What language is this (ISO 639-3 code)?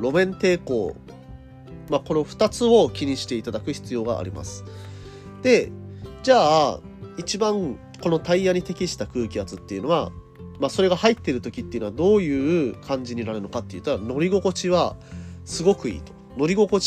jpn